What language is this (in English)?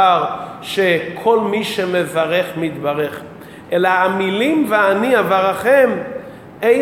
Hebrew